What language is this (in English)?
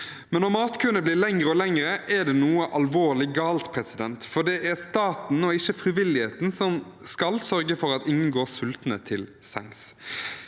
Norwegian